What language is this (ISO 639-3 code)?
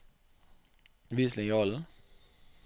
nor